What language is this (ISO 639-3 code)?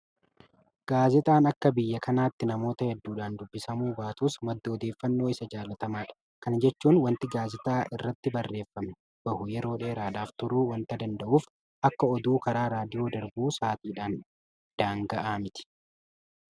orm